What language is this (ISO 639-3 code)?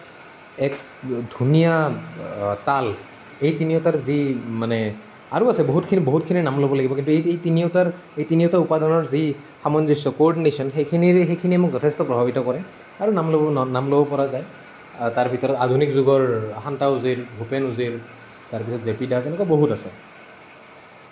asm